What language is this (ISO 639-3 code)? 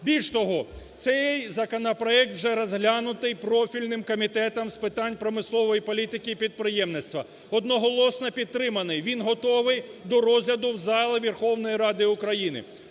ukr